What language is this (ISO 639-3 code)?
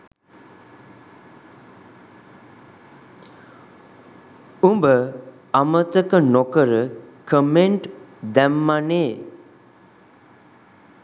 sin